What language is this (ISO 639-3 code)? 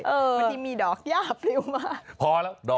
tha